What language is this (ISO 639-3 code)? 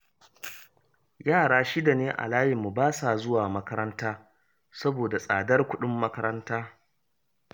hau